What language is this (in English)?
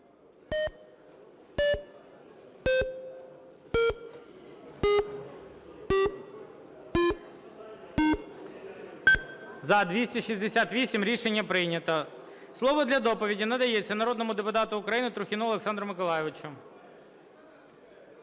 Ukrainian